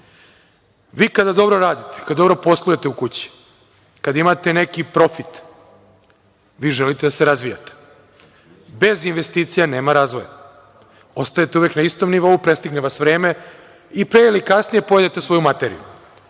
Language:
Serbian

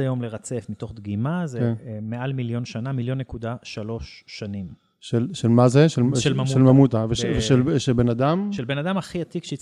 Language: Hebrew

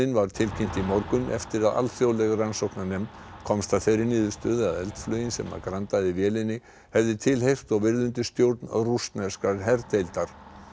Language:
Icelandic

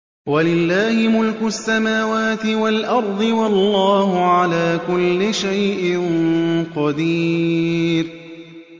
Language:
Arabic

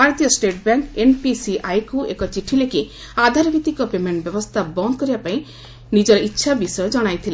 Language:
Odia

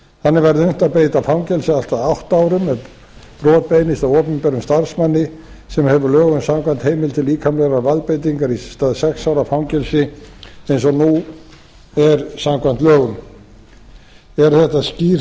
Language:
Icelandic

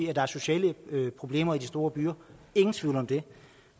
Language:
Danish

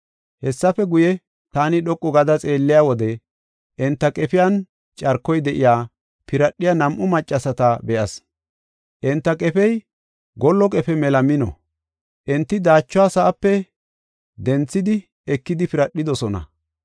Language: Gofa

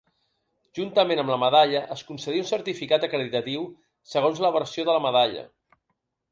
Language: Catalan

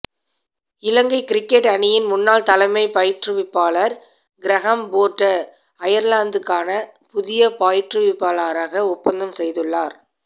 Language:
Tamil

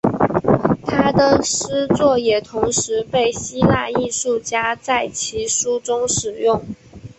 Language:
Chinese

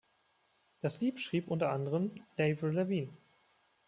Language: German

